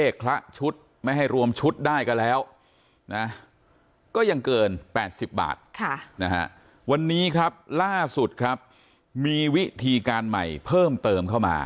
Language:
Thai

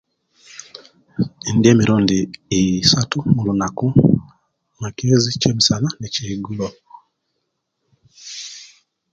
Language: Kenyi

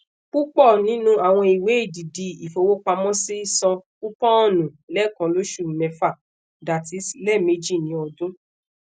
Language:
Yoruba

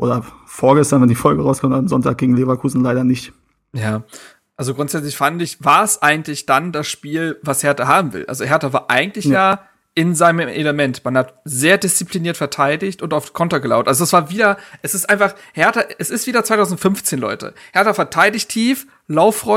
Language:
German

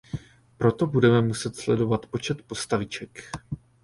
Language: Czech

